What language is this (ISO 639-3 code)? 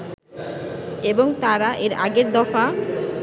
ben